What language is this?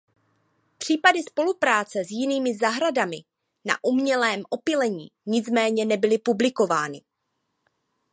Czech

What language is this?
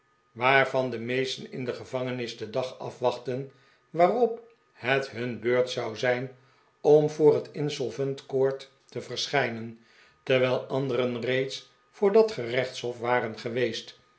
Dutch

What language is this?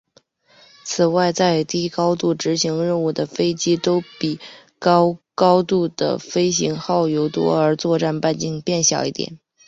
Chinese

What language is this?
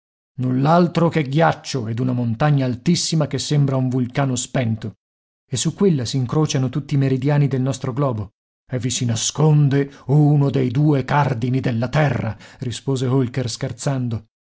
Italian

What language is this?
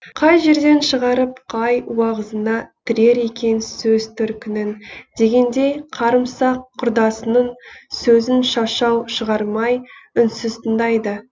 Kazakh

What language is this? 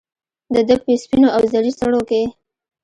Pashto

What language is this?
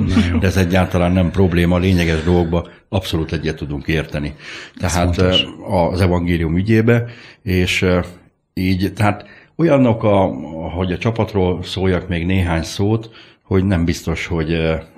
Hungarian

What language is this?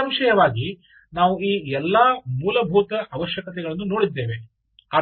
Kannada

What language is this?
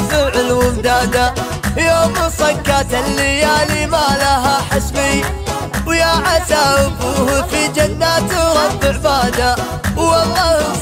Arabic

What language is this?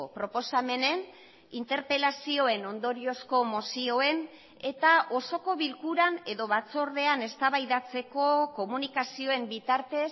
Basque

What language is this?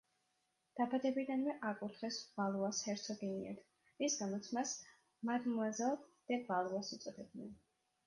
Georgian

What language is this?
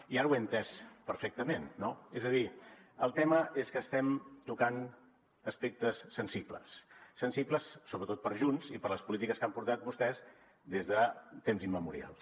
Catalan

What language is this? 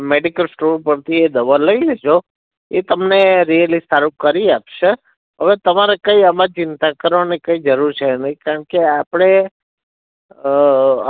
Gujarati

